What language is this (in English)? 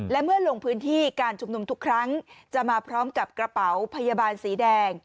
Thai